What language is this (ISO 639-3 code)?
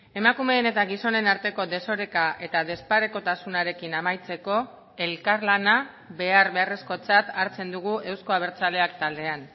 eus